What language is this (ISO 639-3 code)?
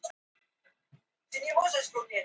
isl